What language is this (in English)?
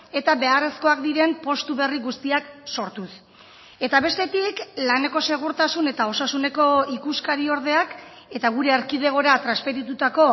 Basque